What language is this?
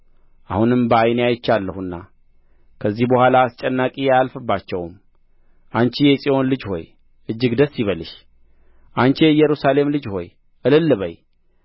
Amharic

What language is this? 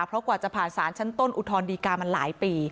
Thai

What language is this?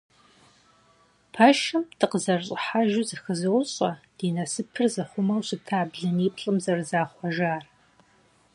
Kabardian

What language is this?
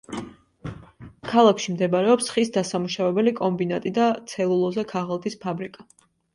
Georgian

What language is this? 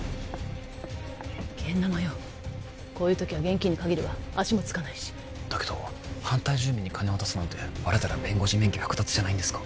Japanese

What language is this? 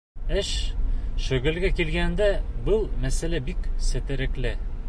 Bashkir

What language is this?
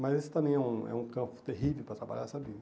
Portuguese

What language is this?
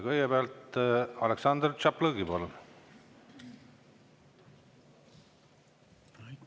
Estonian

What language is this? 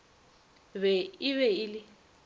Northern Sotho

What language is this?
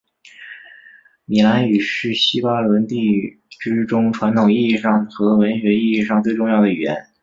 Chinese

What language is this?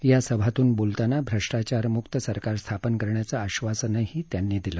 Marathi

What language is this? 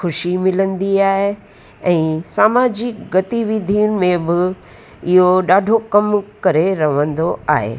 Sindhi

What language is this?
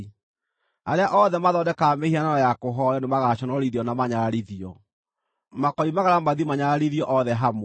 Kikuyu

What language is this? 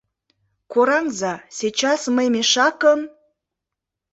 Mari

